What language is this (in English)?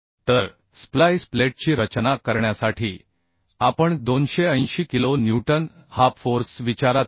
Marathi